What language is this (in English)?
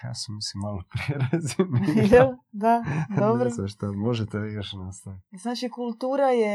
Croatian